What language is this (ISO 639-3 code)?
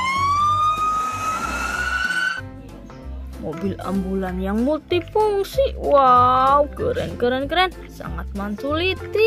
ind